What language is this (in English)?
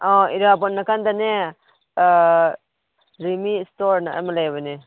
Manipuri